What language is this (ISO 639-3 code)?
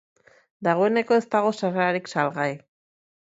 eus